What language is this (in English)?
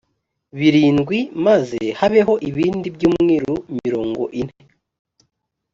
Kinyarwanda